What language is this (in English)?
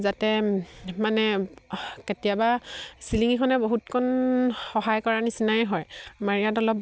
Assamese